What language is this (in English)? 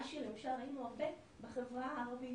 Hebrew